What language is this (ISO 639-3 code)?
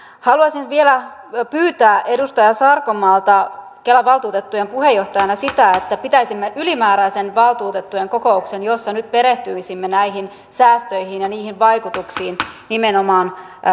fin